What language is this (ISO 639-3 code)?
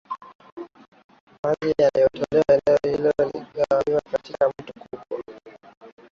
swa